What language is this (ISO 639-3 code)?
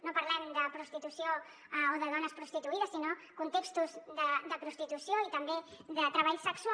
cat